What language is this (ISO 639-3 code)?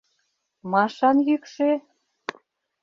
chm